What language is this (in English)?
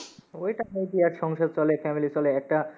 Bangla